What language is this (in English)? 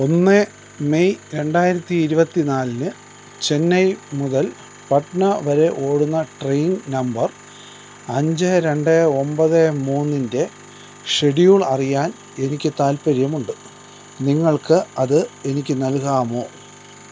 Malayalam